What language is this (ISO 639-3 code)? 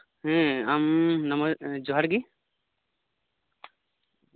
sat